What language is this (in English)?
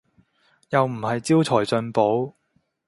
Cantonese